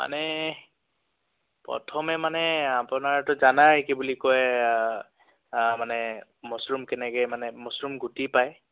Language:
Assamese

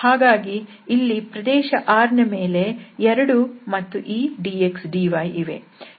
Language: Kannada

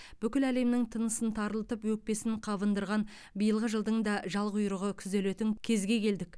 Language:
Kazakh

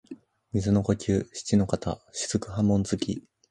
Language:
Japanese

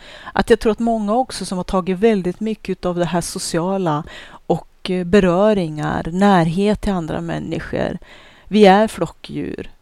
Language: Swedish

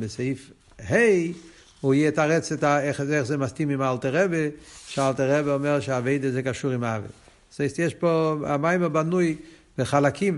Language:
Hebrew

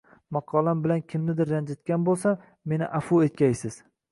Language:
Uzbek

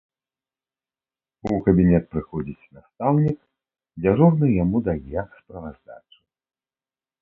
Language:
Belarusian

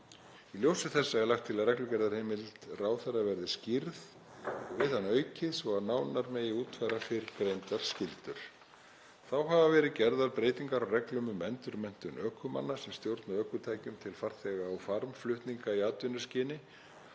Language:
Icelandic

